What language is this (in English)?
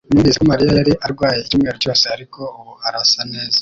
Kinyarwanda